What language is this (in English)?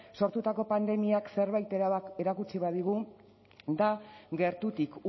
Basque